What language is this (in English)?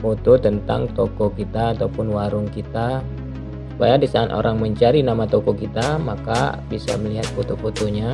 Indonesian